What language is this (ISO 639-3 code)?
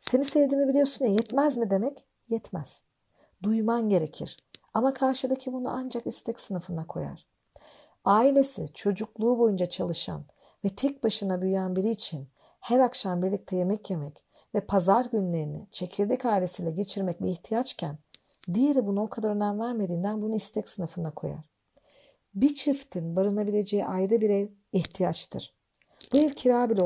tur